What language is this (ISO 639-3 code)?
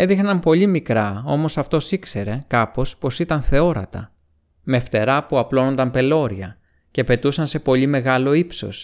ell